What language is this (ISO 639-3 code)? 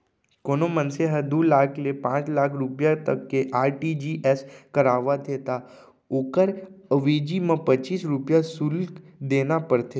hne